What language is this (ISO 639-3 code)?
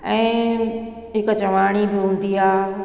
snd